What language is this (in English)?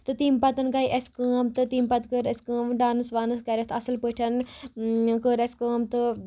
Kashmiri